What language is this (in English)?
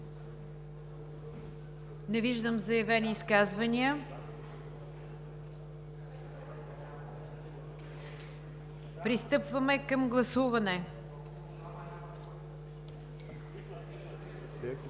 Bulgarian